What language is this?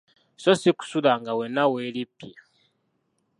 Ganda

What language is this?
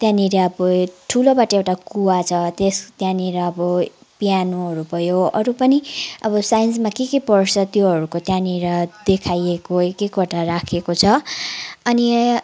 Nepali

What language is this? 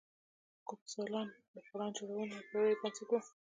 Pashto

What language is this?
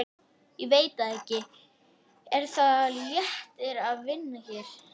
Icelandic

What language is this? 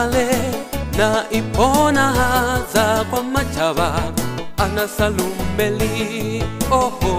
Romanian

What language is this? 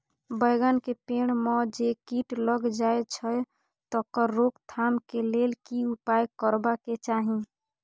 Maithili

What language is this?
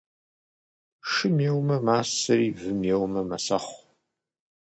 Kabardian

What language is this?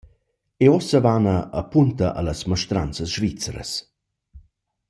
Romansh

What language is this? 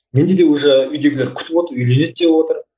Kazakh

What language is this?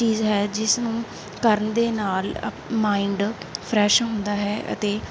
Punjabi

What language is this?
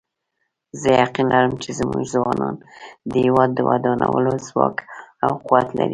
Pashto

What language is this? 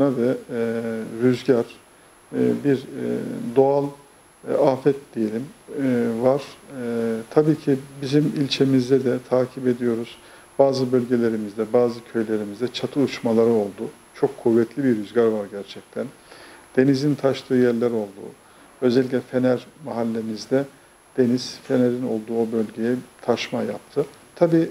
Turkish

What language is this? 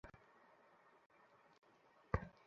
Bangla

